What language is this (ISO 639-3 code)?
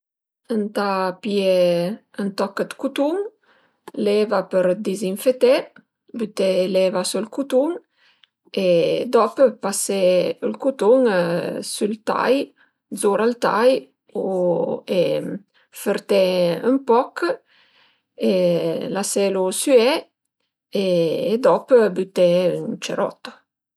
pms